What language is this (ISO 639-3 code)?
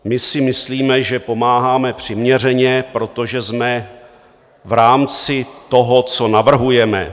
ces